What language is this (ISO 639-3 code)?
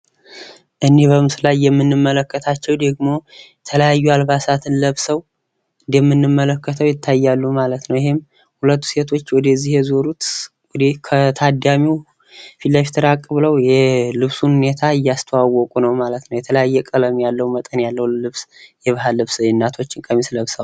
amh